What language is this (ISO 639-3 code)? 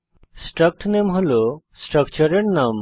ben